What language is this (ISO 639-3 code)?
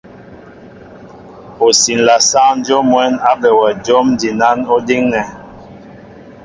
mbo